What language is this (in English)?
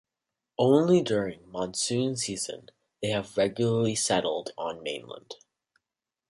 English